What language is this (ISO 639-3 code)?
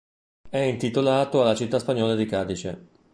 ita